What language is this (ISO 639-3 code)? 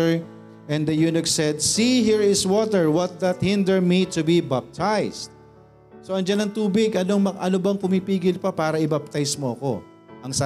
fil